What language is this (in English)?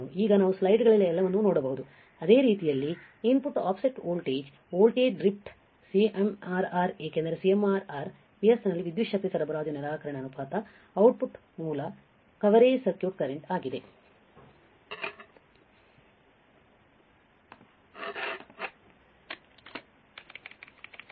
Kannada